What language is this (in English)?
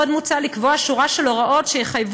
Hebrew